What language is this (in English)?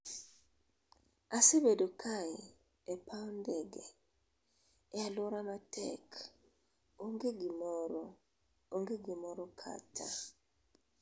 Luo (Kenya and Tanzania)